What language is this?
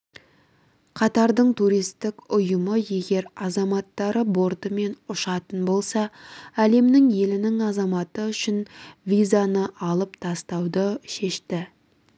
Kazakh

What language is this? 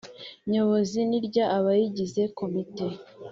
Kinyarwanda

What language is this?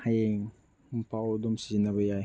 Manipuri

